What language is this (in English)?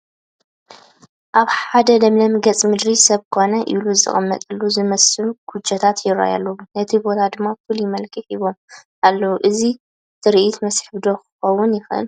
Tigrinya